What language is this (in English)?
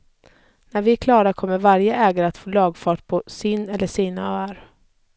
Swedish